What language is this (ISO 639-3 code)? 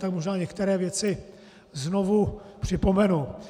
ces